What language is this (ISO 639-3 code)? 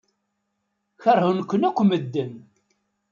kab